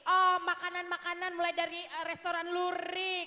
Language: Indonesian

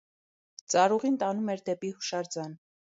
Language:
Armenian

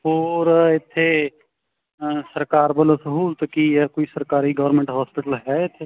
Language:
Punjabi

